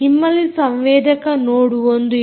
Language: Kannada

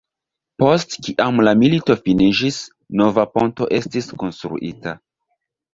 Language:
Esperanto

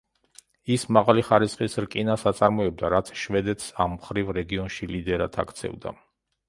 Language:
Georgian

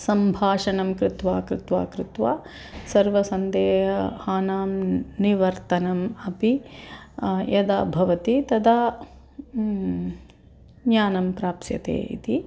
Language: Sanskrit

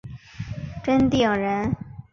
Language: Chinese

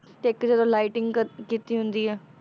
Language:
Punjabi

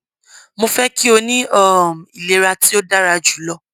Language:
Yoruba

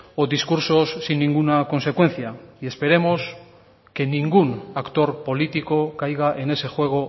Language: Spanish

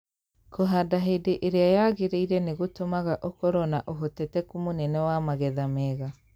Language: Kikuyu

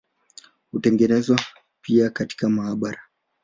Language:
Swahili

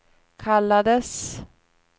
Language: Swedish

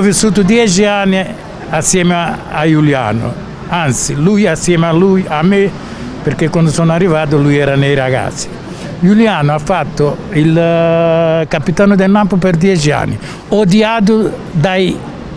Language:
Italian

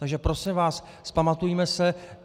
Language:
Czech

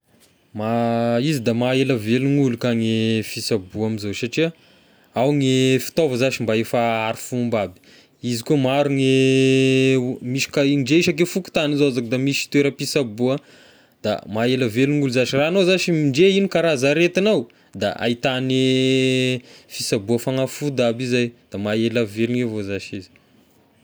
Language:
Tesaka Malagasy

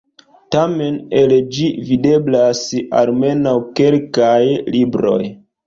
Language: Esperanto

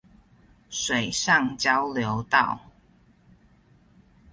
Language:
Chinese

